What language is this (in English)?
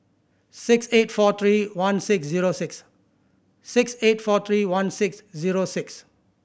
English